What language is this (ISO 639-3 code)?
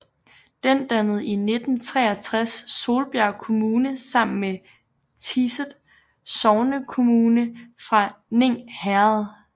dan